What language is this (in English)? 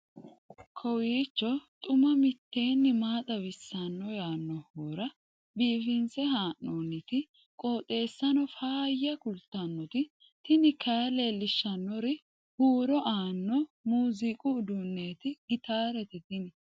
Sidamo